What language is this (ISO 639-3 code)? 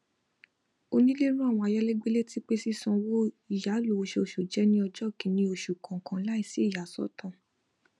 yor